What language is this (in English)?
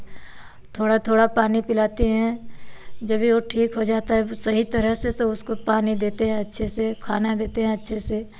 Hindi